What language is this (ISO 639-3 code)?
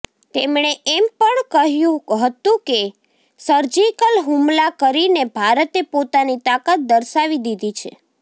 guj